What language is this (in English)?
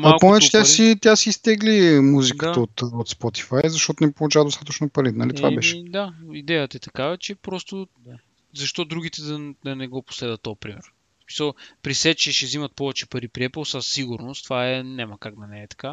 Bulgarian